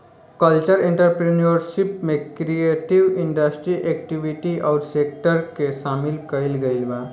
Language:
Bhojpuri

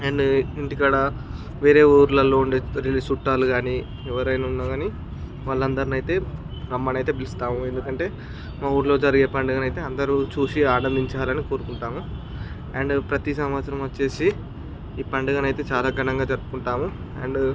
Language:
Telugu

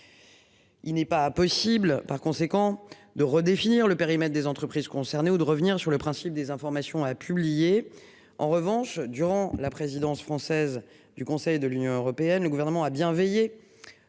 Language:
French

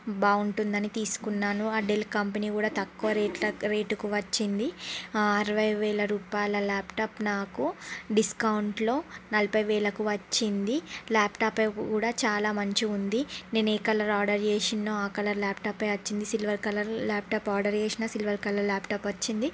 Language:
Telugu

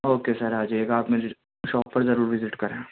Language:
Urdu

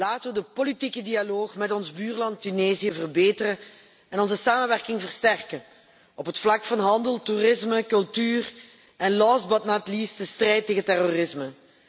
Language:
Dutch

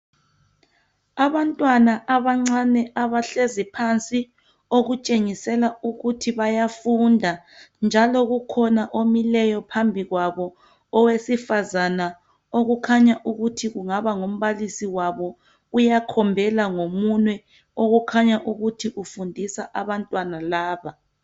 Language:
North Ndebele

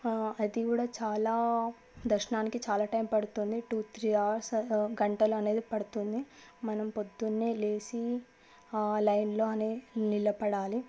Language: Telugu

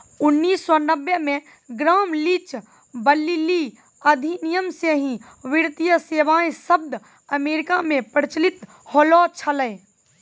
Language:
Maithili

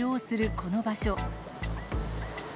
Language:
Japanese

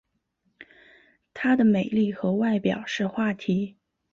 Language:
Chinese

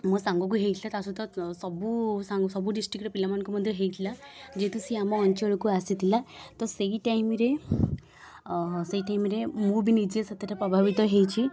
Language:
Odia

